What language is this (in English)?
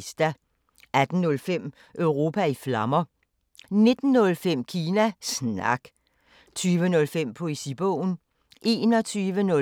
Danish